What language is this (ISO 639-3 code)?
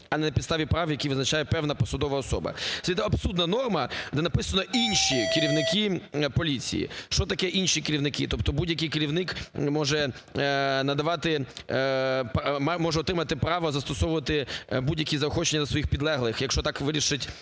ukr